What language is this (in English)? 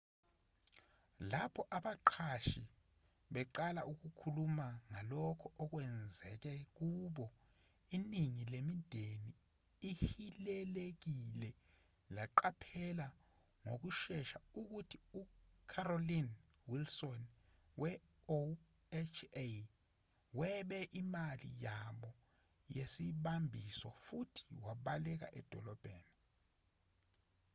Zulu